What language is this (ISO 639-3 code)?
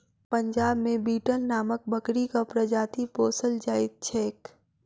mai